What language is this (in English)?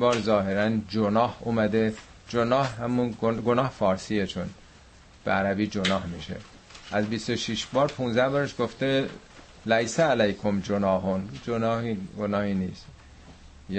Persian